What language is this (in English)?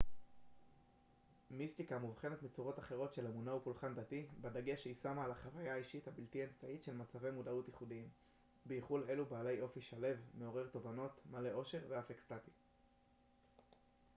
Hebrew